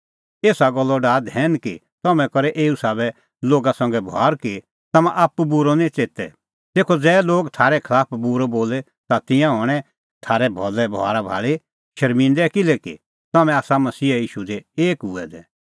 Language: Kullu Pahari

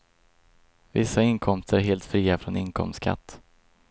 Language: Swedish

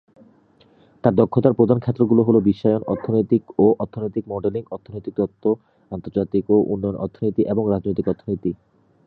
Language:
Bangla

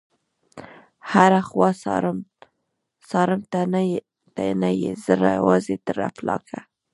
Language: Pashto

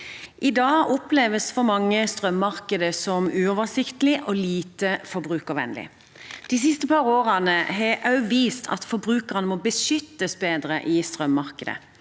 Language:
Norwegian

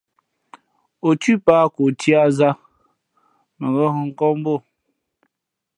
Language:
Fe'fe'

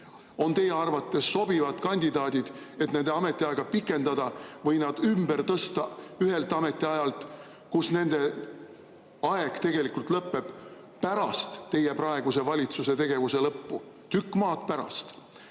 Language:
Estonian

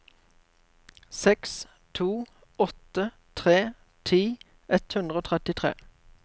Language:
Norwegian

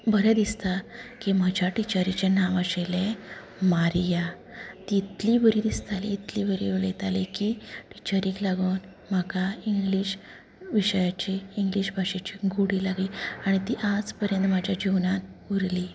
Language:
Konkani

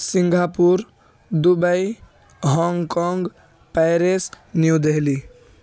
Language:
Urdu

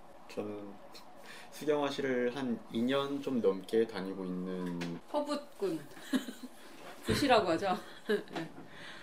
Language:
Korean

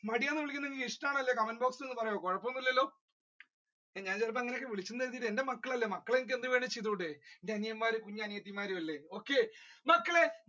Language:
Malayalam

